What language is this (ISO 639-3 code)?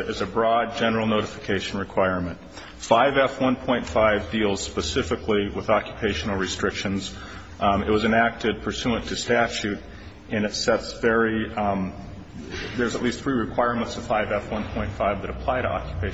eng